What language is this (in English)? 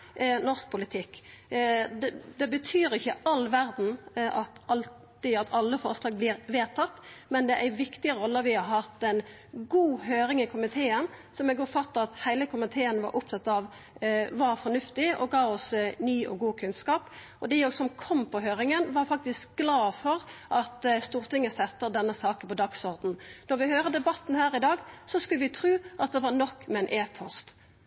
Norwegian Nynorsk